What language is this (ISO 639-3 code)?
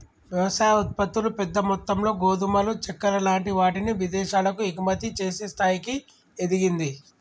tel